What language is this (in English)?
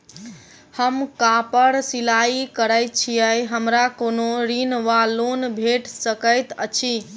Maithili